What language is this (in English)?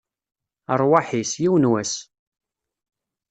Kabyle